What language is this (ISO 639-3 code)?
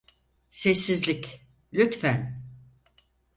tur